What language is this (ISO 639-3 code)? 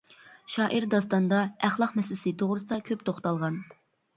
uig